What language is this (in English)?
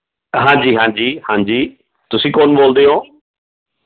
Punjabi